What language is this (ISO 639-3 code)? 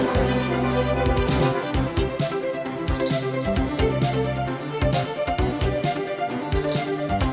vie